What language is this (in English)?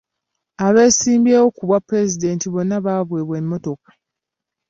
Ganda